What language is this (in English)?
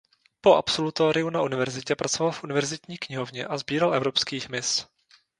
Czech